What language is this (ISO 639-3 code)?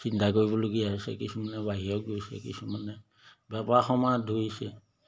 asm